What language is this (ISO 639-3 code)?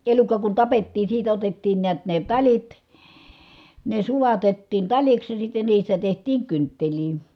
fin